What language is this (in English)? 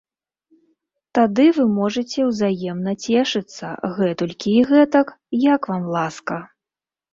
Belarusian